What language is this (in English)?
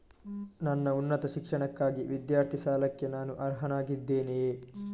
Kannada